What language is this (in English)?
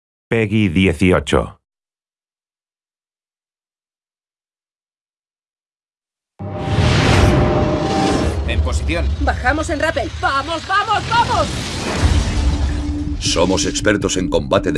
Spanish